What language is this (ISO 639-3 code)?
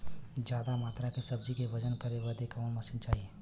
bho